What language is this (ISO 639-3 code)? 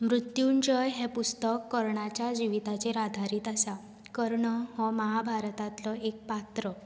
kok